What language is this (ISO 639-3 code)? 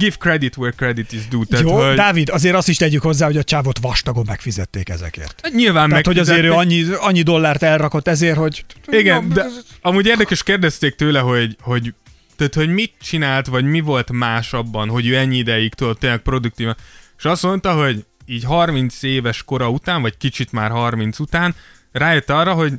hun